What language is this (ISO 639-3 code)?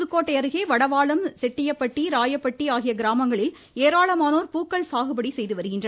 tam